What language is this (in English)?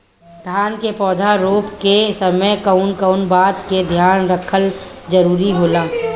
Bhojpuri